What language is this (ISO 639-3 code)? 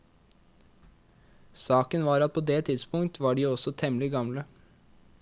nor